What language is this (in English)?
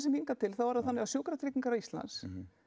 Icelandic